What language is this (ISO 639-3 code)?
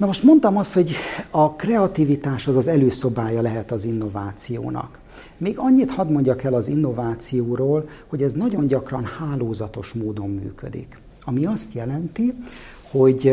hun